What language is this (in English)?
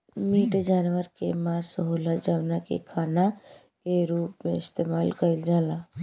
Bhojpuri